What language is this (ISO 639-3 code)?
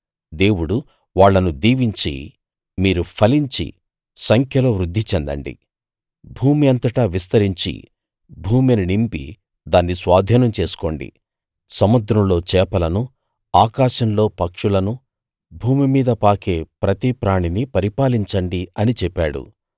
tel